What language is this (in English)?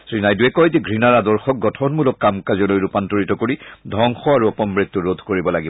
Assamese